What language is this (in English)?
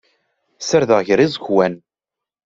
Kabyle